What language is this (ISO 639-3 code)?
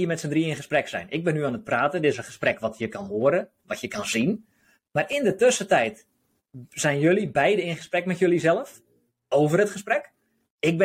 nld